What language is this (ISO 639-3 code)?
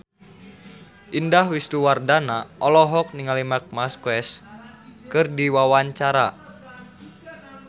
sun